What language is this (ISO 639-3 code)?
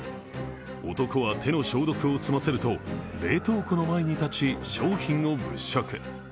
jpn